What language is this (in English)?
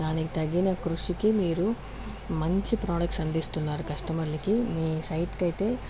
Telugu